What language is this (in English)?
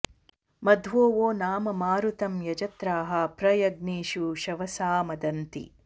Sanskrit